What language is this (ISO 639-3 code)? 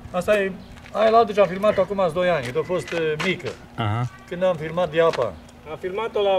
ron